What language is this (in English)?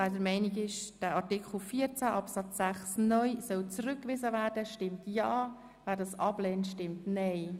Swiss German